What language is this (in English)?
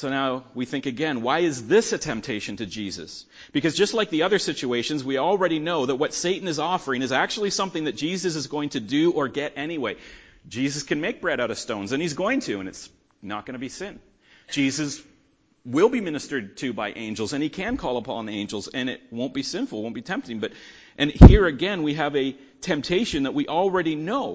English